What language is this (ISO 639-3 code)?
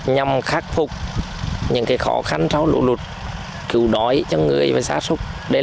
vie